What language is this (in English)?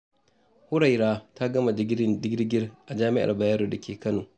Hausa